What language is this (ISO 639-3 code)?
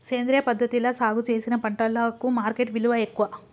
tel